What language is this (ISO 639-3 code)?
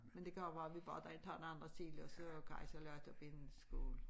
dan